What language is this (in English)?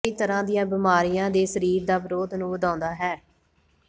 Punjabi